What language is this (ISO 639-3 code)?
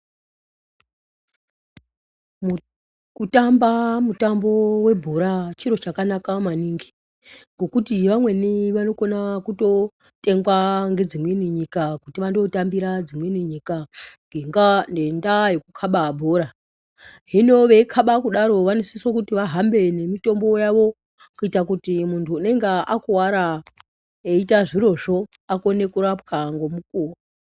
ndc